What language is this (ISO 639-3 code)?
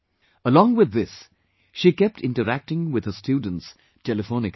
eng